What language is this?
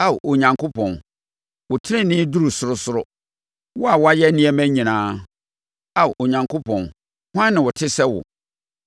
Akan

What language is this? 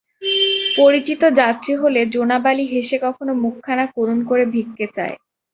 Bangla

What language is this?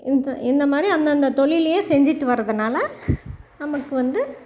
Tamil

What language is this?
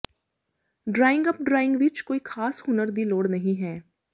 Punjabi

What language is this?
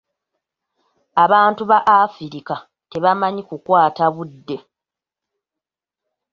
Ganda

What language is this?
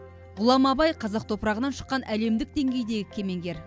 Kazakh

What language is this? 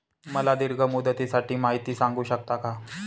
Marathi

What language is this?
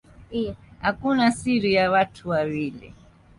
Swahili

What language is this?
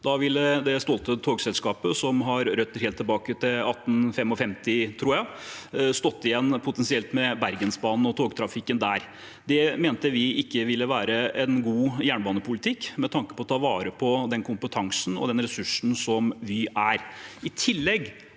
Norwegian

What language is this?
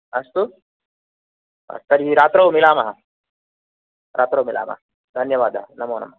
Sanskrit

